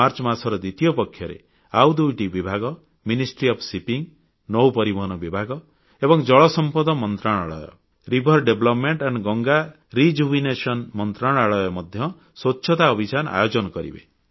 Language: Odia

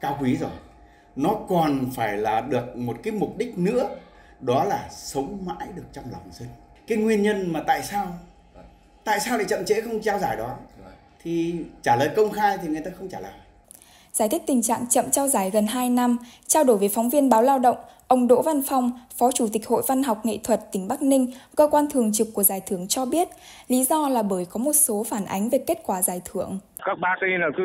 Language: Vietnamese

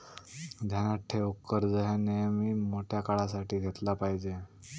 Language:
Marathi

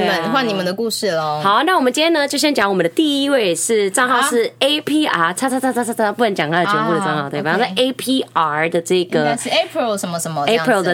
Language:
Chinese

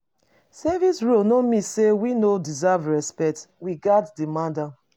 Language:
Nigerian Pidgin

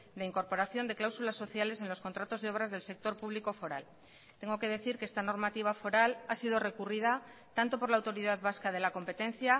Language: Spanish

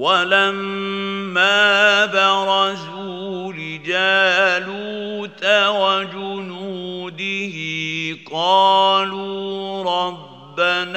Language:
Arabic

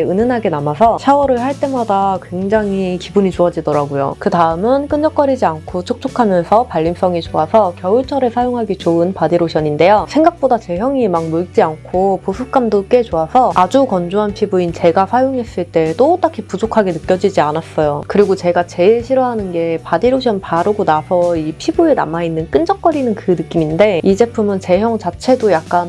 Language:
Korean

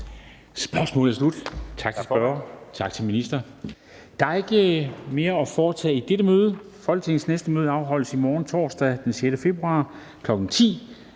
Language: Danish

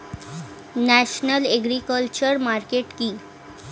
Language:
Bangla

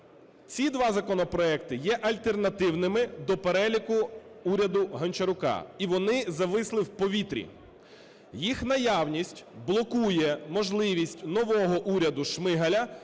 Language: Ukrainian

